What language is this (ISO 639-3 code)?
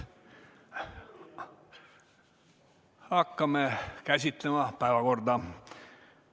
est